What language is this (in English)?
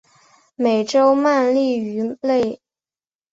Chinese